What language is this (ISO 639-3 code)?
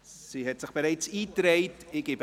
gsw